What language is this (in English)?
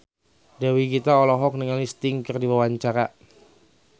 Sundanese